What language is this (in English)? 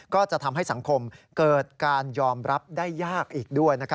Thai